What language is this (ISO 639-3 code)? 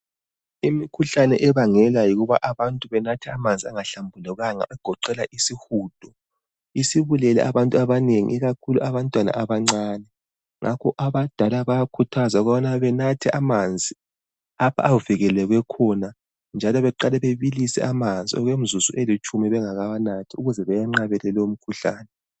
nde